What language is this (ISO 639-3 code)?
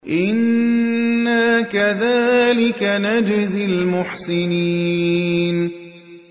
ara